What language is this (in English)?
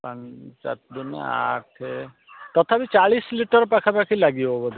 Odia